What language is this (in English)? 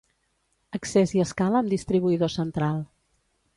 Catalan